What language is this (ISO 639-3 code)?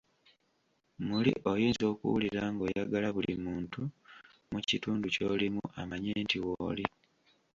lug